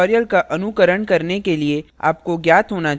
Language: Hindi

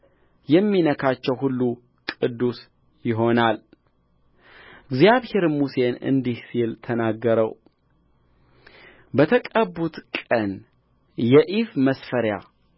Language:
Amharic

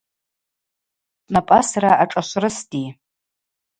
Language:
Abaza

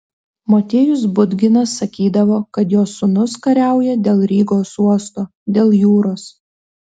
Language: Lithuanian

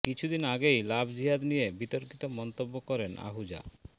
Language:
Bangla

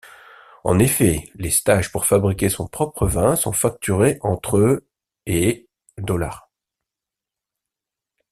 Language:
French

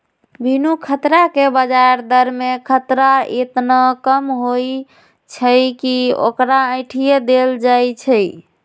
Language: Magahi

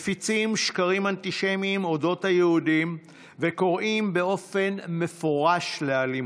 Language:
Hebrew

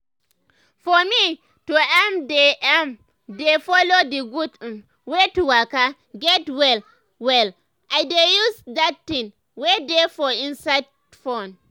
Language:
Nigerian Pidgin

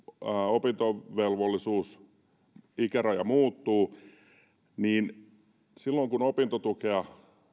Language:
Finnish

